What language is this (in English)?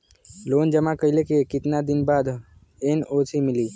Bhojpuri